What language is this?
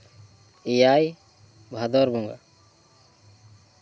Santali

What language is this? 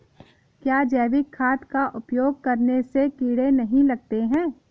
Hindi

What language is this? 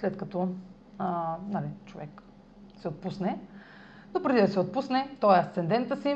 Bulgarian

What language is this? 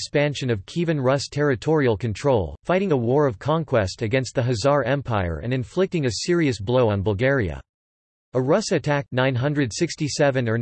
English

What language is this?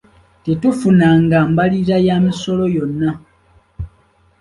Ganda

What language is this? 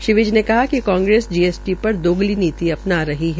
Hindi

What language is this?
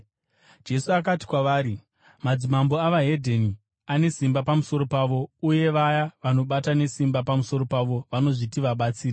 Shona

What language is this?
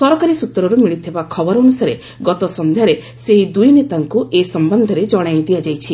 Odia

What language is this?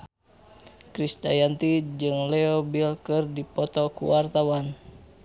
Sundanese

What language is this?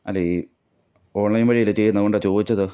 Malayalam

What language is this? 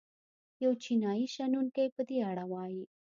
Pashto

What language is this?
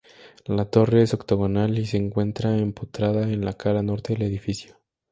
Spanish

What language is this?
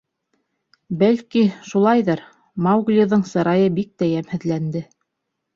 Bashkir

